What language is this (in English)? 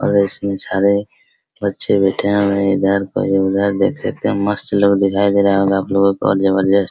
Hindi